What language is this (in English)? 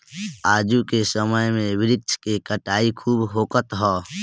Bhojpuri